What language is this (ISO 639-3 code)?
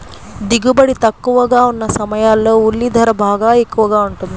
tel